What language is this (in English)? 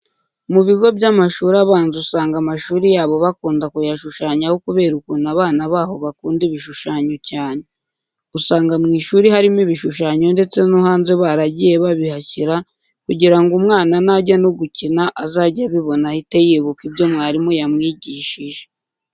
Kinyarwanda